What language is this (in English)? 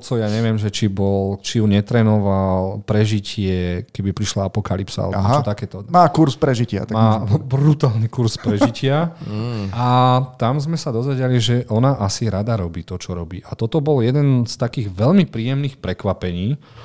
Slovak